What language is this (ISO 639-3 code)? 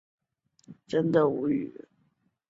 zho